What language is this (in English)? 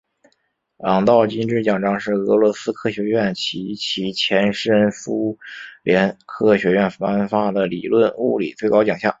Chinese